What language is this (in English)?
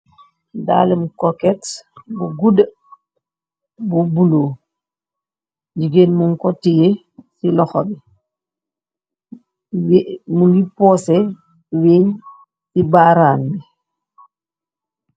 Wolof